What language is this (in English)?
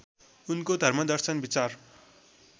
Nepali